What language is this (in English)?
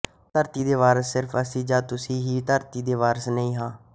Punjabi